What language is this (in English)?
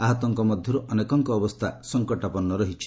Odia